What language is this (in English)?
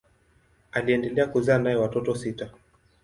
Swahili